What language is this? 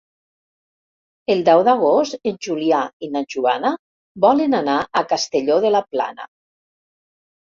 Catalan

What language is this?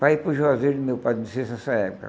Portuguese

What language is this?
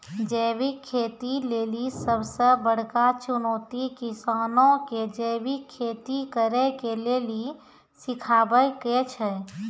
Maithili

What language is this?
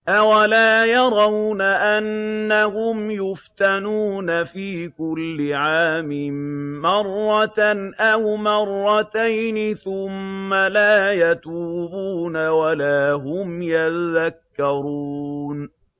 Arabic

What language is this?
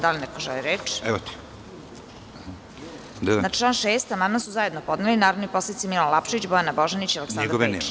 Serbian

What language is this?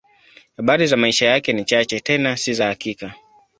Swahili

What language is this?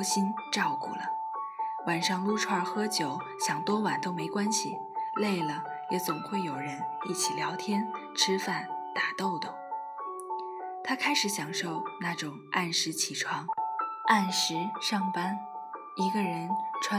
Chinese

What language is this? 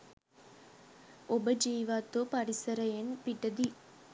Sinhala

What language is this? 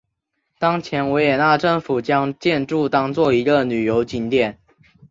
Chinese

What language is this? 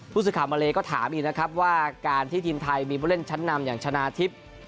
Thai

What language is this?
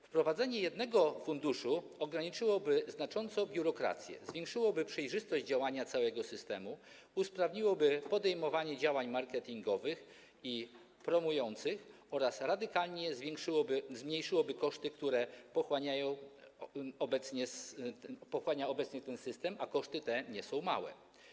Polish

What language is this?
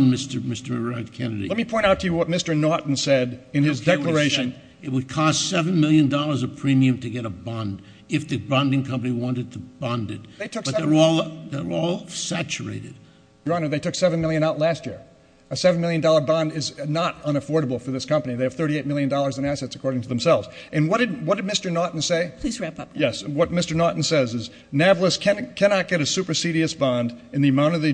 English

